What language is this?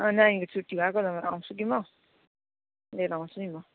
Nepali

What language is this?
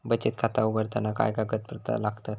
Marathi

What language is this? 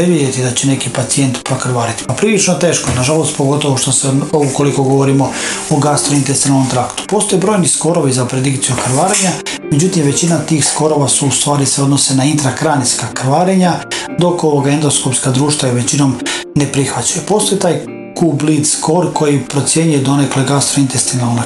Croatian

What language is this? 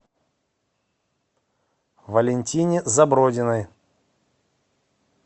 Russian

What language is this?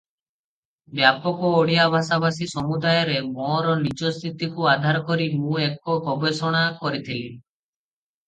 Odia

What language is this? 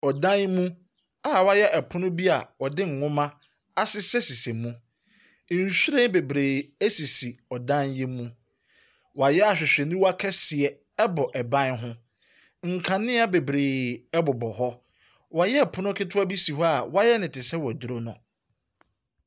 Akan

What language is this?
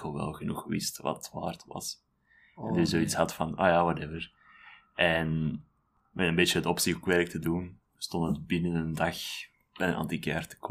Dutch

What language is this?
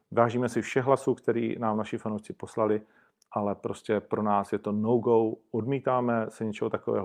Czech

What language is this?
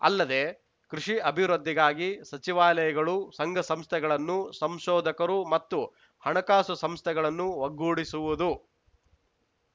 Kannada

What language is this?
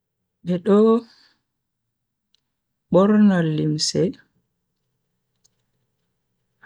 Bagirmi Fulfulde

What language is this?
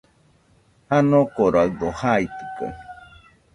Nüpode Huitoto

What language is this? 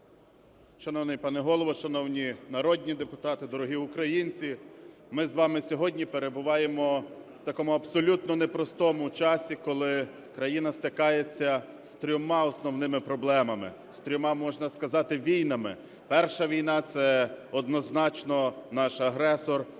Ukrainian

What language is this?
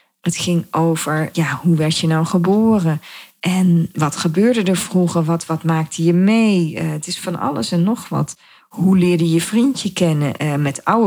Dutch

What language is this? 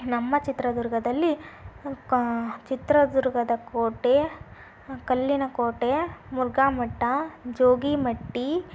Kannada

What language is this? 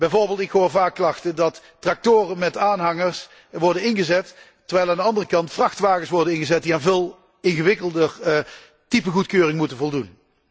Dutch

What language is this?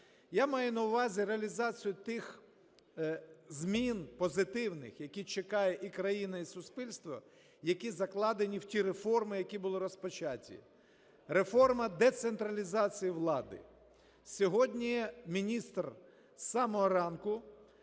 Ukrainian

